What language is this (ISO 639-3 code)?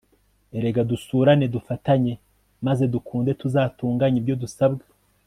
kin